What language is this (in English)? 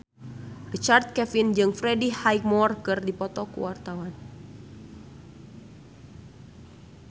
Sundanese